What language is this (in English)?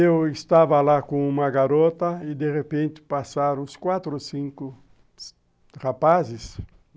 Portuguese